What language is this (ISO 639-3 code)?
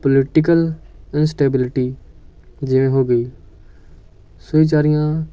pan